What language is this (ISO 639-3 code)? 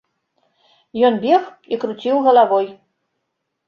bel